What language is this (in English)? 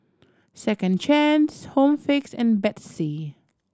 English